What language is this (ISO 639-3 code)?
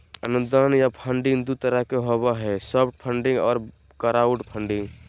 mag